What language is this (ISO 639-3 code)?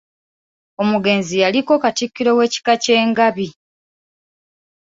lug